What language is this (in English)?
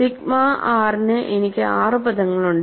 Malayalam